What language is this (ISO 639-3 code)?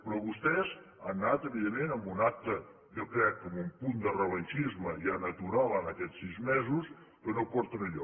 cat